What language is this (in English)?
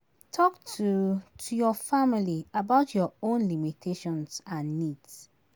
Nigerian Pidgin